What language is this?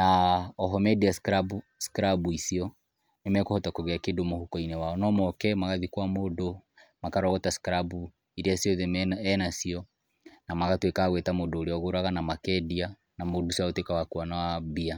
Kikuyu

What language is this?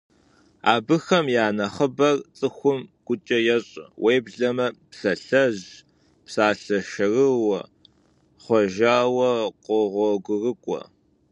Kabardian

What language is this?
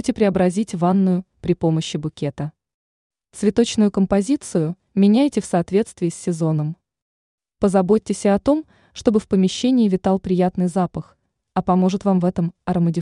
Russian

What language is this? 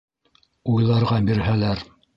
Bashkir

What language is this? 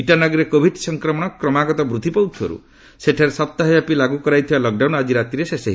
Odia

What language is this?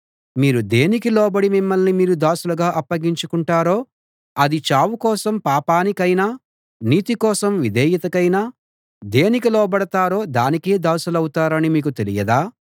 Telugu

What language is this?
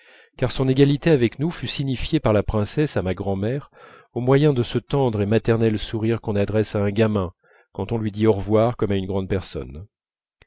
French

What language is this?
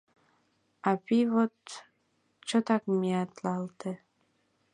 Mari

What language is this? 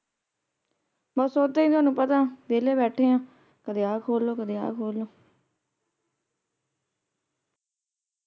Punjabi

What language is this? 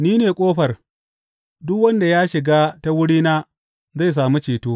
Hausa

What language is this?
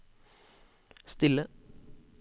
Norwegian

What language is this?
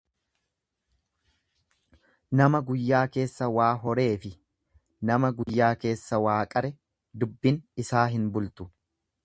Oromo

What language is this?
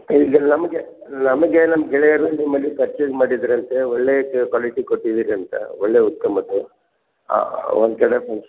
Kannada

